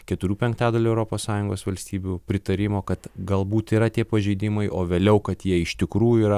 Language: Lithuanian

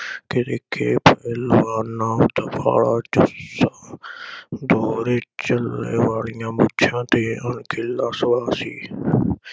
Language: Punjabi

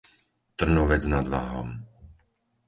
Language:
Slovak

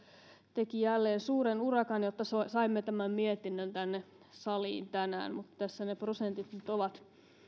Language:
Finnish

